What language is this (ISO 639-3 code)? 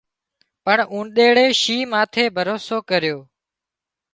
kxp